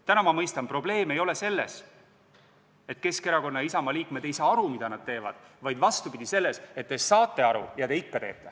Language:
Estonian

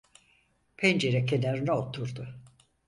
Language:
Turkish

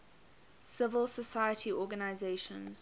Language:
English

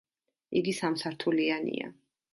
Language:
Georgian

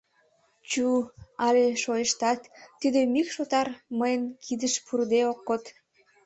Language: Mari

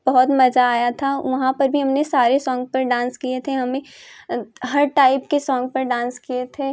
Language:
Hindi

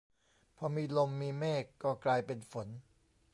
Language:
Thai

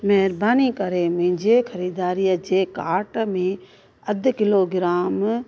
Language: Sindhi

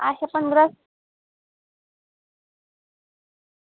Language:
Dogri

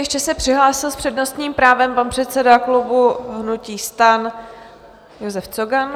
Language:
Czech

